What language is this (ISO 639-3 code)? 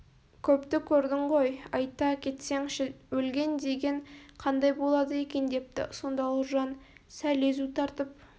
kaz